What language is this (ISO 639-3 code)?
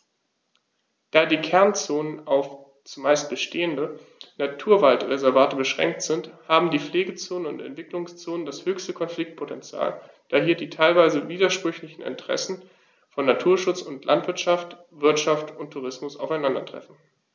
deu